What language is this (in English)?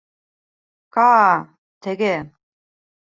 Bashkir